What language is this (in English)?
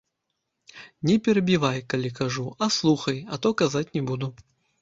Belarusian